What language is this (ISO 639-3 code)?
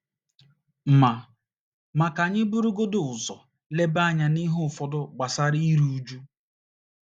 ibo